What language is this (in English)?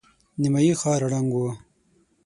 Pashto